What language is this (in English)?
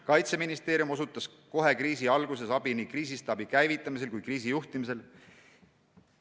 Estonian